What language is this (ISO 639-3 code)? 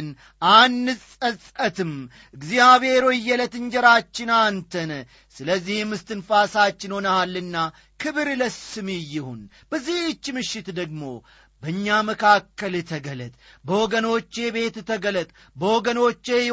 amh